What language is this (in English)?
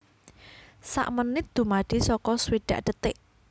Javanese